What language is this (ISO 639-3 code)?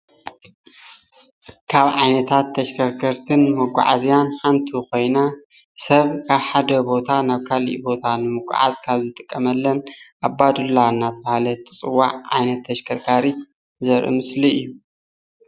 tir